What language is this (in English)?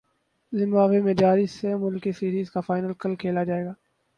Urdu